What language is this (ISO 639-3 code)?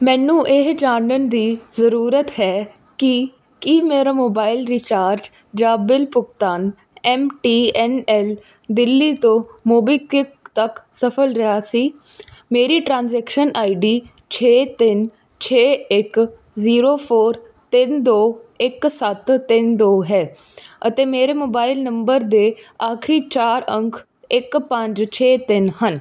pan